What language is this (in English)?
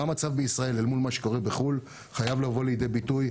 Hebrew